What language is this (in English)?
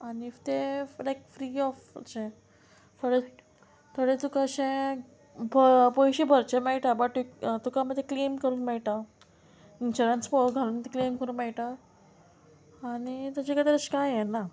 Konkani